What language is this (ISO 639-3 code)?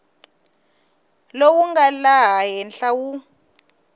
tso